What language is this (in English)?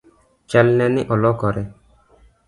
Luo (Kenya and Tanzania)